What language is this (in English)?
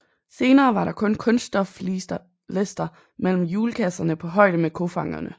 Danish